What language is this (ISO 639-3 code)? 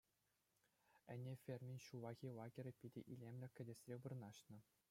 chv